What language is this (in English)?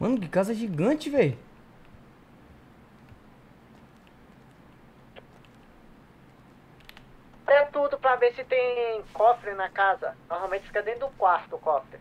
Portuguese